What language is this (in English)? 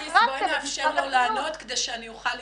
Hebrew